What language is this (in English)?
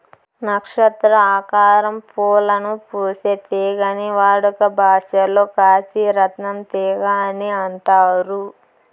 Telugu